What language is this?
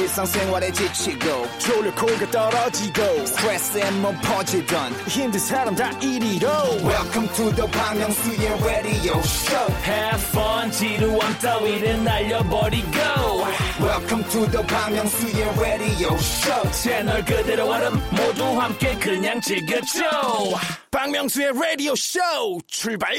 Korean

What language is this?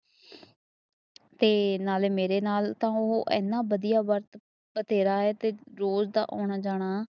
Punjabi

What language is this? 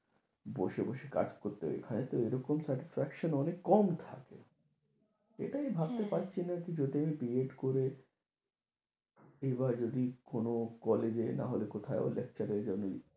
Bangla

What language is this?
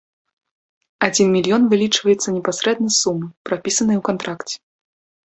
Belarusian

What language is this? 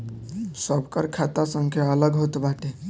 Bhojpuri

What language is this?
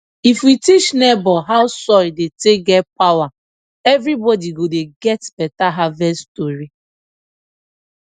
Nigerian Pidgin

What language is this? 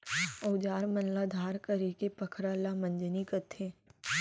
Chhattisgarhi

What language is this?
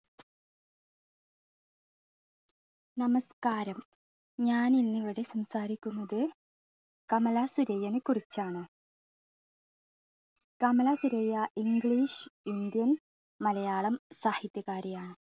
Malayalam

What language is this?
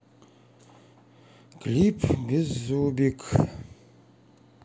Russian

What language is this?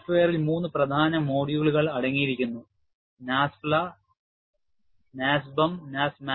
Malayalam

